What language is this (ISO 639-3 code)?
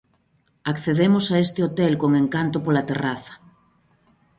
glg